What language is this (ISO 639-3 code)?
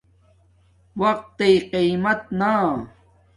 dmk